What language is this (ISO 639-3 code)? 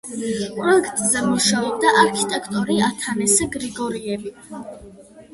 kat